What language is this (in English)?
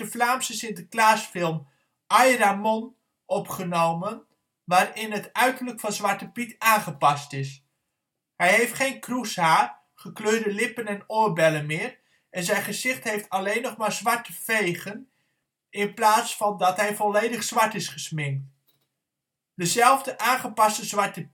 Dutch